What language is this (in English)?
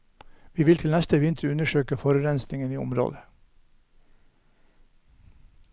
Norwegian